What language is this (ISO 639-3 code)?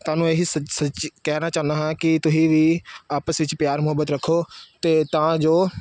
pan